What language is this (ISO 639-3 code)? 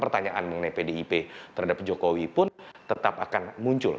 ind